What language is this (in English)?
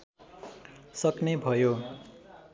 Nepali